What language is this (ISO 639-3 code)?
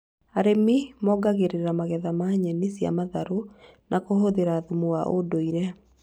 kik